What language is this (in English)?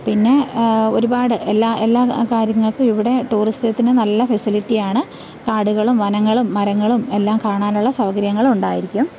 Malayalam